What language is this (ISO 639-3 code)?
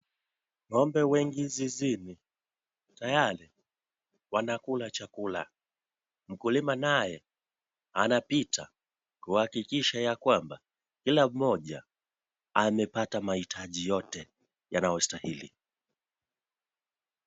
swa